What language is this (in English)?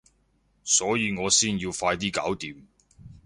Cantonese